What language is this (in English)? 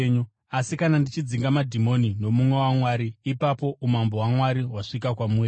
Shona